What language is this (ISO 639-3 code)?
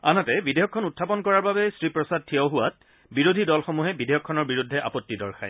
asm